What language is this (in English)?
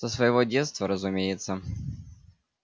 Russian